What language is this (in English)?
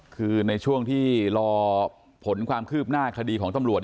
Thai